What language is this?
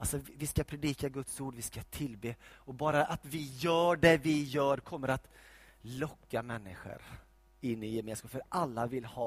Swedish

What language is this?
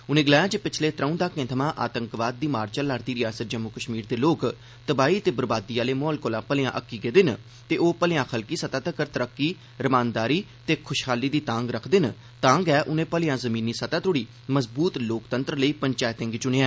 Dogri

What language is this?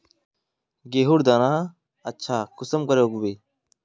Magahi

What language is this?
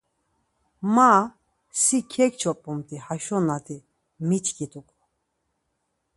Laz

